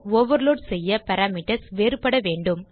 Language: Tamil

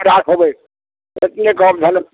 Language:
Maithili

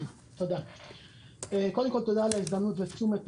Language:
Hebrew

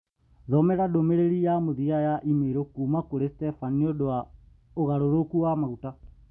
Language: Kikuyu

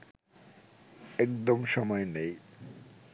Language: Bangla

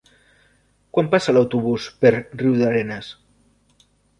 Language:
Catalan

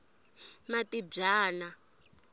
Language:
Tsonga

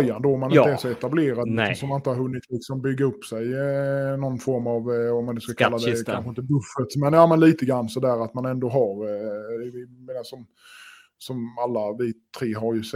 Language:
Swedish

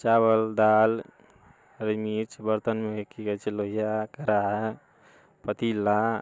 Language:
Maithili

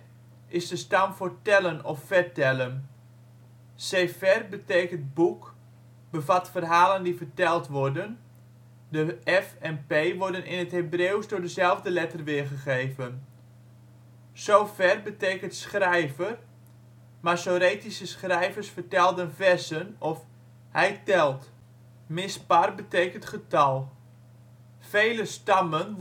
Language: Dutch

